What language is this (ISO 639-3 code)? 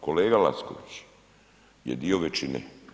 hrv